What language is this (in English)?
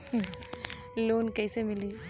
Bhojpuri